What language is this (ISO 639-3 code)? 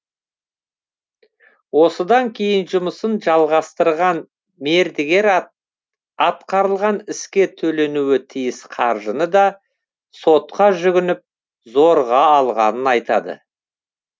kaz